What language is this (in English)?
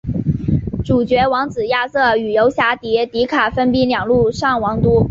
Chinese